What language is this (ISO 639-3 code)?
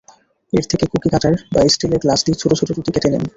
ben